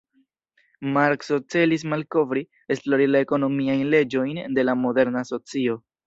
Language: Esperanto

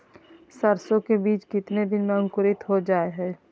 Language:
Magahi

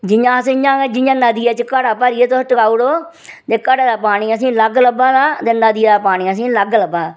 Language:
Dogri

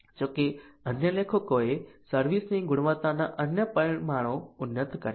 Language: Gujarati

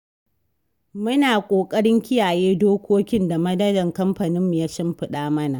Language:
Hausa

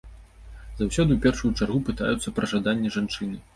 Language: Belarusian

